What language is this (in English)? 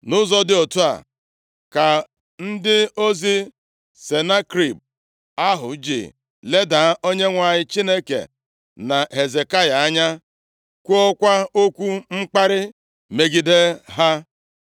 Igbo